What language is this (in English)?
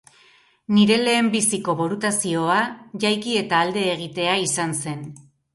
Basque